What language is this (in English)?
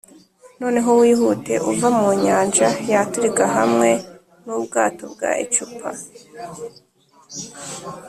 Kinyarwanda